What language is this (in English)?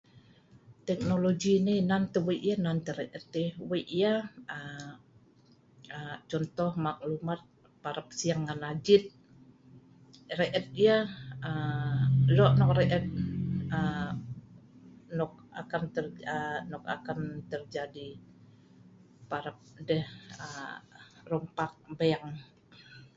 Sa'ban